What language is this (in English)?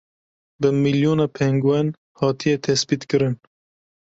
Kurdish